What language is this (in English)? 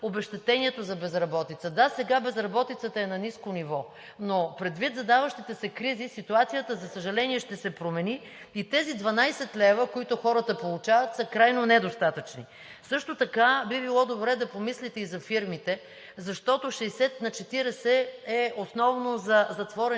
Bulgarian